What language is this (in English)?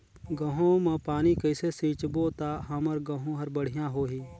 Chhattisgarhi